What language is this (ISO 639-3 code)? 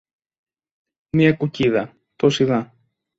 ell